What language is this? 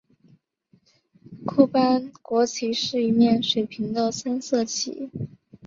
Chinese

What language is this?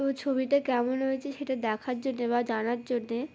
Bangla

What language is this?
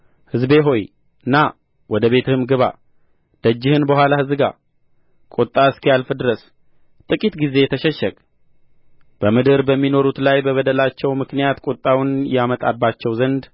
Amharic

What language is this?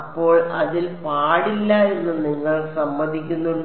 Malayalam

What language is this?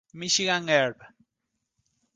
Spanish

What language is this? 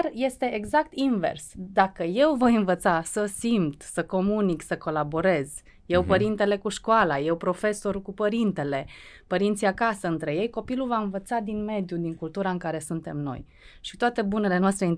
Romanian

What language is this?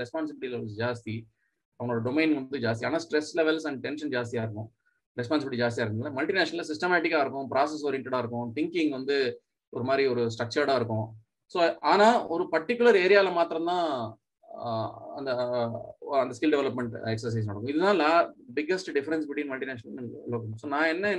Tamil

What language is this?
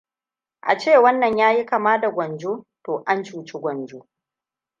Hausa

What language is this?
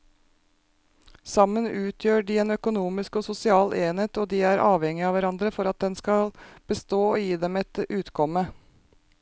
Norwegian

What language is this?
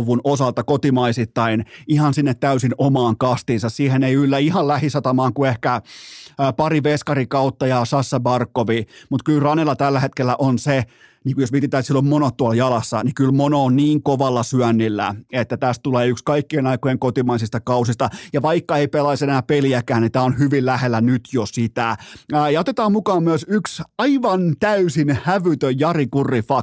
Finnish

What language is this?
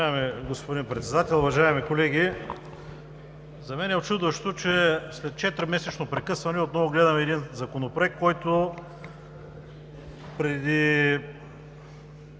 Bulgarian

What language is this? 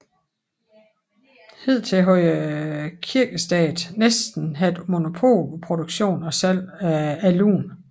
Danish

